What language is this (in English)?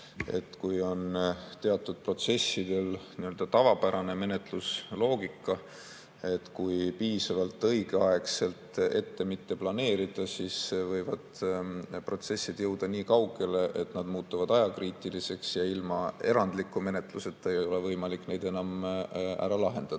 Estonian